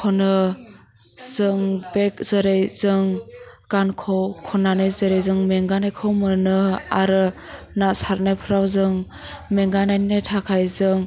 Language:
Bodo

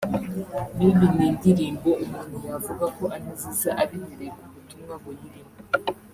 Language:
Kinyarwanda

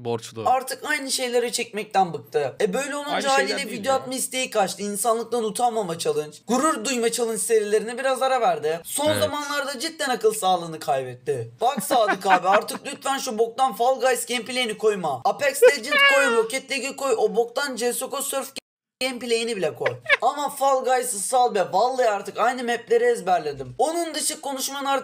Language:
Turkish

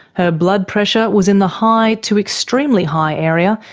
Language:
English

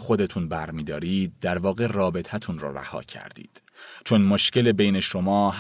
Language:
Persian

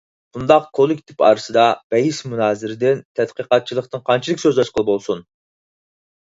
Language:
Uyghur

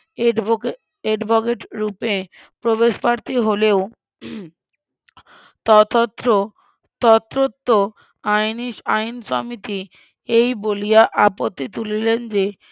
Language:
Bangla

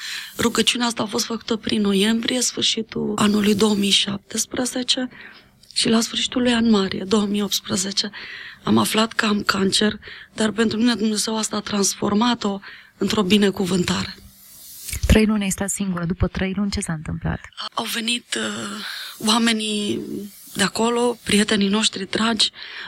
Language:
Romanian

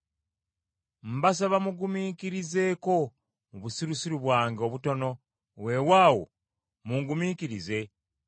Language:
Ganda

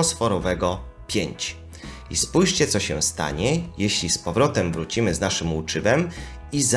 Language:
Polish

